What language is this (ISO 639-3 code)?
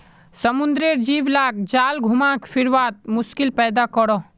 mag